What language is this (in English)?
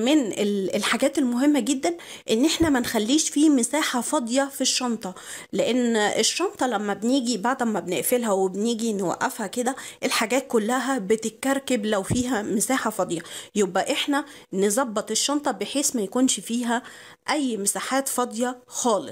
Arabic